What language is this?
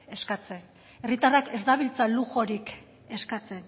Basque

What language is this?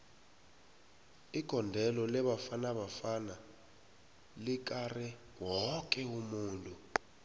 South Ndebele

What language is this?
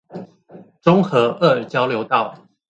Chinese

